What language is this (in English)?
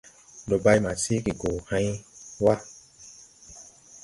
Tupuri